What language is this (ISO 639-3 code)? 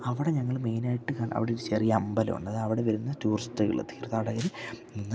mal